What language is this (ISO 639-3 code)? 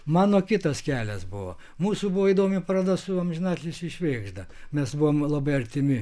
lit